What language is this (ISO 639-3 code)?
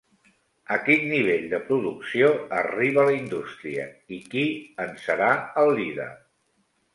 cat